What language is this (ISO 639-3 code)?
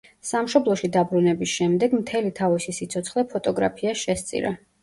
kat